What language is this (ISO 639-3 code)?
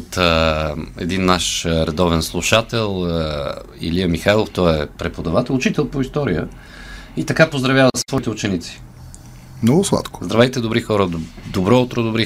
bul